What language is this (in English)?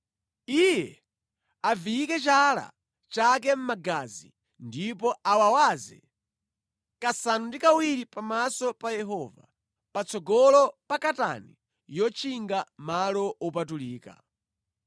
Nyanja